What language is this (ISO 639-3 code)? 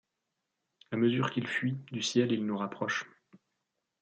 fra